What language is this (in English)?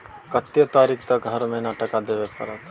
Maithili